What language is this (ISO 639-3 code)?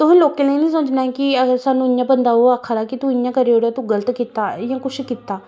doi